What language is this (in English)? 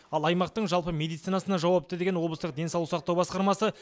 Kazakh